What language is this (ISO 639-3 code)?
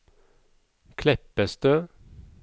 nor